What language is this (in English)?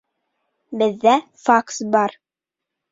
Bashkir